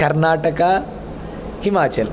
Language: Sanskrit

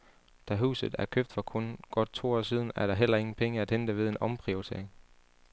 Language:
Danish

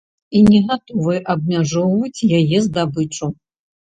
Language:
Belarusian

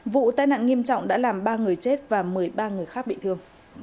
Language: Vietnamese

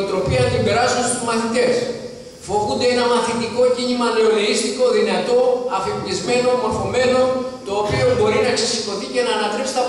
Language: Greek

